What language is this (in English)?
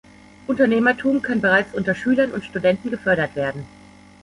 German